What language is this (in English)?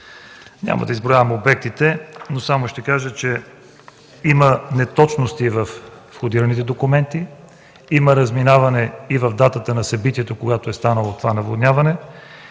Bulgarian